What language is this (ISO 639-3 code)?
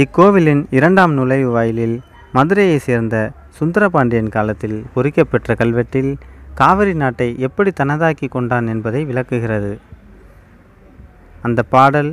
hin